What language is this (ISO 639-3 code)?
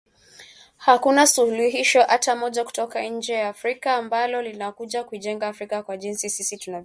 swa